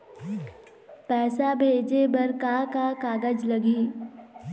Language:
Chhattisgarhi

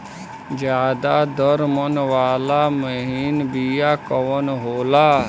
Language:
Bhojpuri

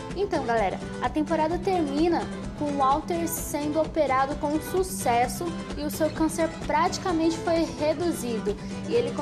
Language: Portuguese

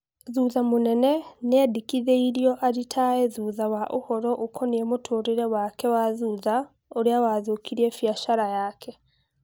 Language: Kikuyu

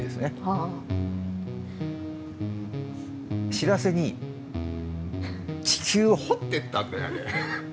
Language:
Japanese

